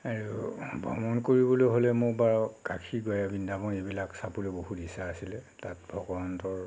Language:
Assamese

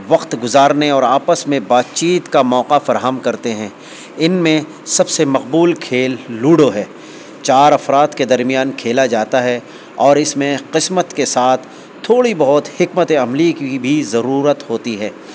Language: Urdu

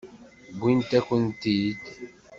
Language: Kabyle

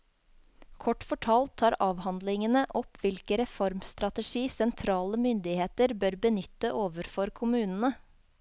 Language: Norwegian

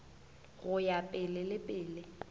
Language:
Northern Sotho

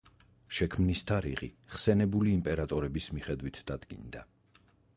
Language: Georgian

